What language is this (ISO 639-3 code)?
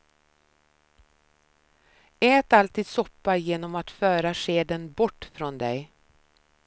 swe